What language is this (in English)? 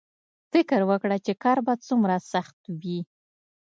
Pashto